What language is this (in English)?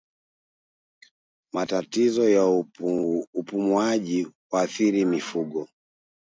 Swahili